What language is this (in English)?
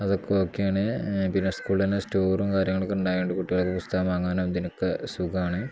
Malayalam